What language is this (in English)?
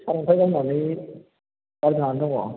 Bodo